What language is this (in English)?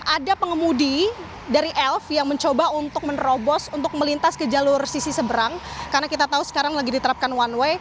Indonesian